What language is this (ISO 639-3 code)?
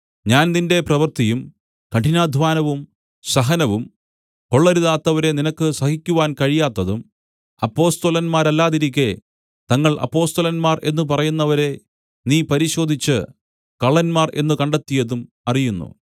mal